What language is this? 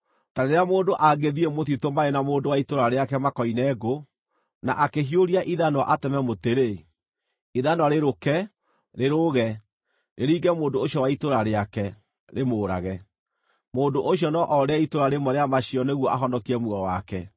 Kikuyu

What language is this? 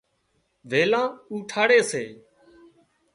Wadiyara Koli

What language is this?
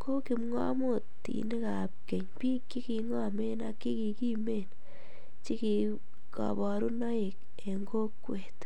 Kalenjin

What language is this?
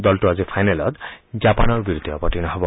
Assamese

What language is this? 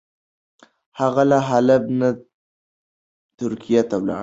Pashto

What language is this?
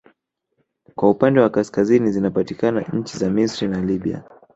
Swahili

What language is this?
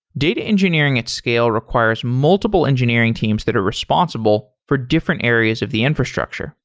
English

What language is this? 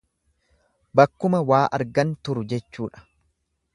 Oromo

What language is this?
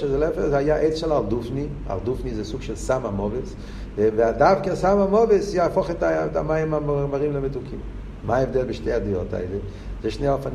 Hebrew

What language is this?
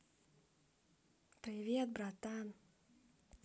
Russian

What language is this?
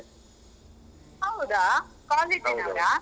Kannada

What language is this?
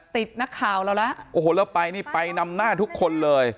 Thai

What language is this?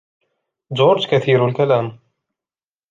Arabic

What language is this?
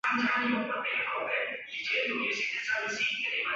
Chinese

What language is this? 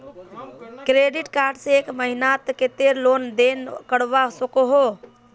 Magahi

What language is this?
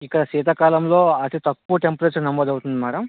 Telugu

